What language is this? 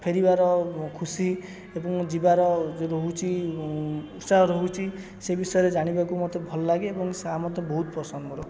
Odia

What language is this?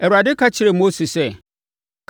Akan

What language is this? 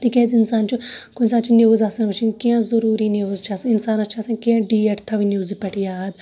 Kashmiri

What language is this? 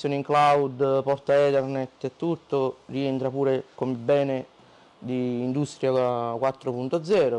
Italian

